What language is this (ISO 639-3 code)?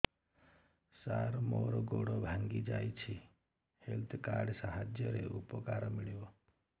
ori